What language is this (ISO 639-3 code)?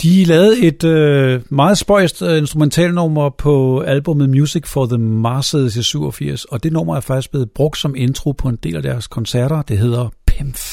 dan